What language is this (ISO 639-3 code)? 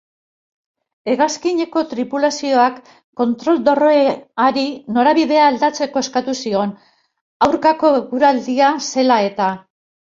eus